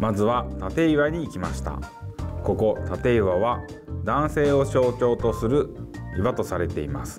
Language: Japanese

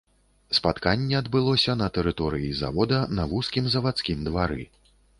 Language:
Belarusian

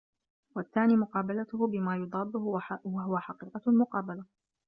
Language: Arabic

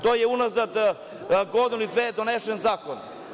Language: Serbian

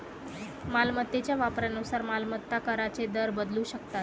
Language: Marathi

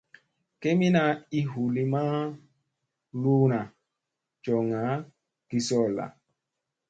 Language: Musey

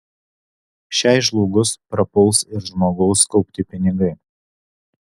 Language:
Lithuanian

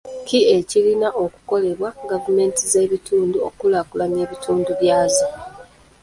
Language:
Ganda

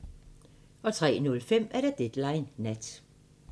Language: Danish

